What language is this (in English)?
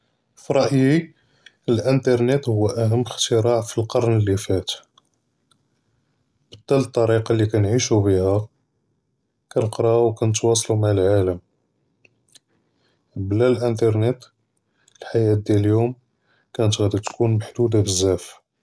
Judeo-Arabic